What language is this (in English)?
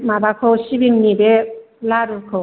Bodo